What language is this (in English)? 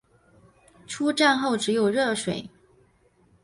Chinese